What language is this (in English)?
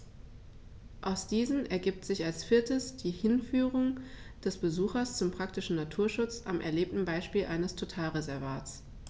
German